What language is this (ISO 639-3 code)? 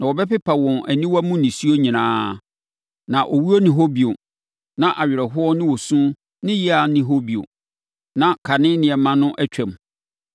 aka